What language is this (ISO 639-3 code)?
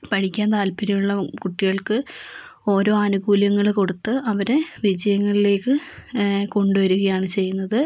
mal